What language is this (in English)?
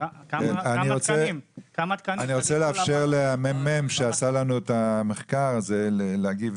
Hebrew